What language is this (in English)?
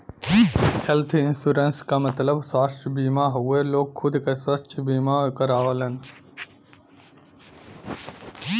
Bhojpuri